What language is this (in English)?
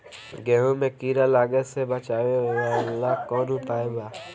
Bhojpuri